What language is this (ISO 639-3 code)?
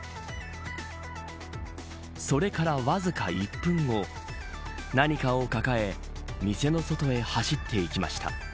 jpn